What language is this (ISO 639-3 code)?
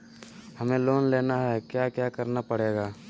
mag